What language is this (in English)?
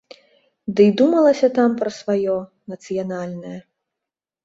Belarusian